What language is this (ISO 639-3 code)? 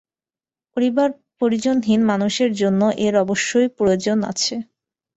ben